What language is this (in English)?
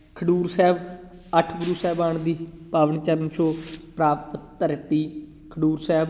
Punjabi